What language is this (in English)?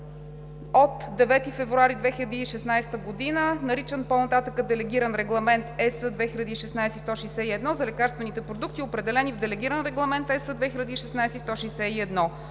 Bulgarian